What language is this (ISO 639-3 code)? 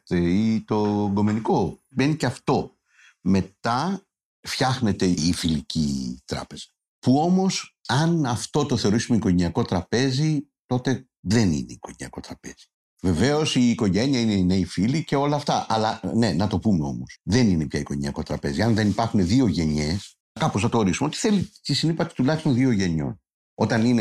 ell